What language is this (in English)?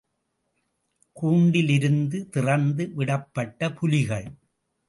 Tamil